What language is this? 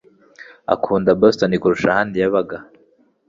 Kinyarwanda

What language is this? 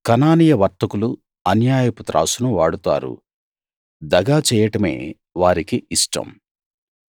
Telugu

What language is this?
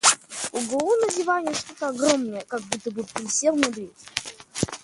Russian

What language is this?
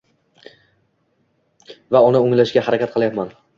Uzbek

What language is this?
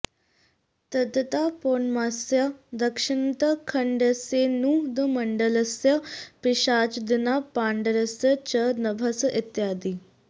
Sanskrit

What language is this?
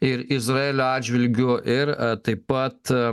Lithuanian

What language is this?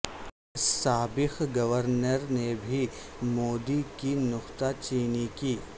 Urdu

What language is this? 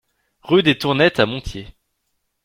French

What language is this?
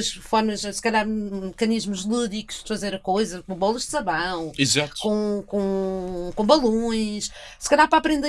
Portuguese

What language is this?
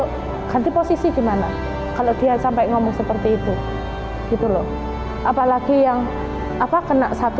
Indonesian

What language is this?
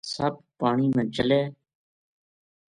Gujari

